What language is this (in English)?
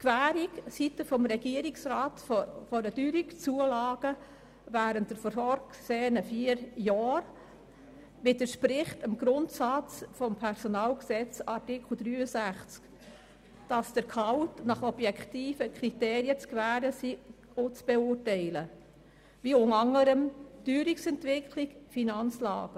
Swiss German